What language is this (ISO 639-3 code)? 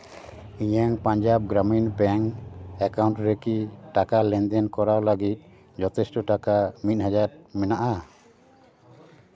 sat